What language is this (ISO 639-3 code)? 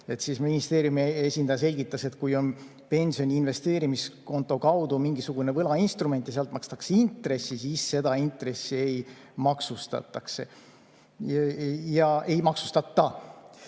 est